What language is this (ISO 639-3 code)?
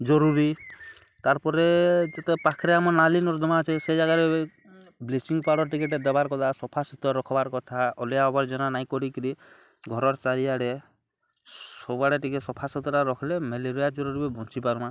ori